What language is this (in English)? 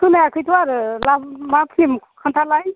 Bodo